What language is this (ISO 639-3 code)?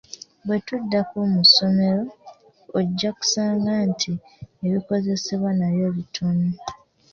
lug